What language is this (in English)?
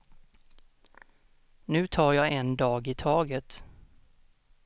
Swedish